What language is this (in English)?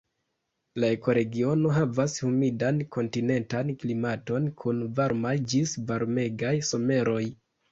Esperanto